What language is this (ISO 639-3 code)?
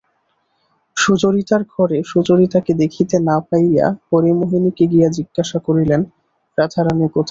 ben